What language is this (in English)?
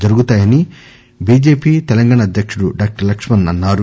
Telugu